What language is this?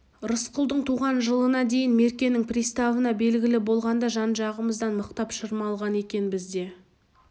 Kazakh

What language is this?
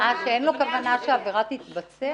Hebrew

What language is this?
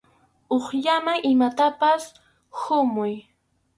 Arequipa-La Unión Quechua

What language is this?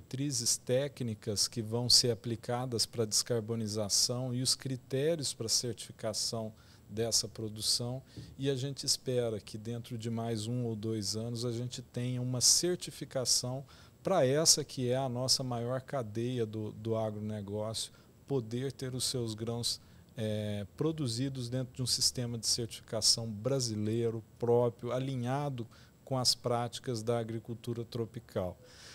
Portuguese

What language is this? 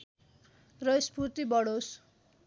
Nepali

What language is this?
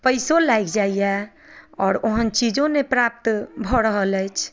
Maithili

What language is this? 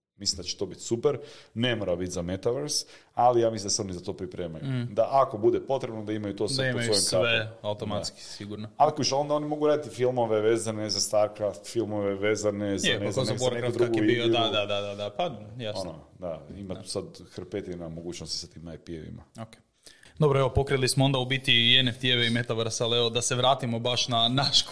Croatian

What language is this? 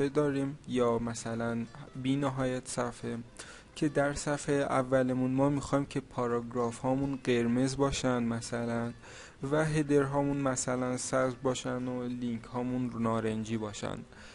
Persian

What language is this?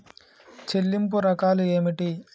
Telugu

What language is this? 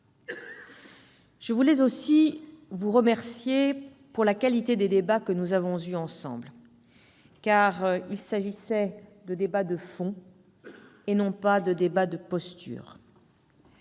French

